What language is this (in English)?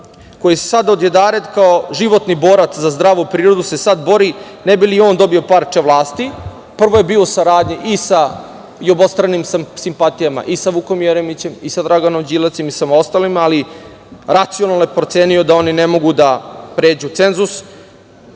Serbian